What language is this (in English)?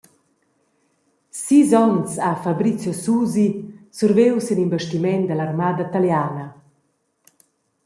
Romansh